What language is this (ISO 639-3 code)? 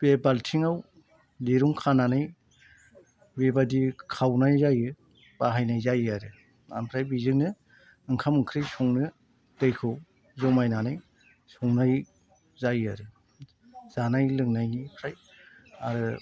brx